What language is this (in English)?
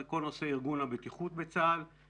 Hebrew